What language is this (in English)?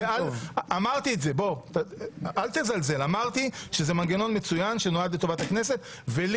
Hebrew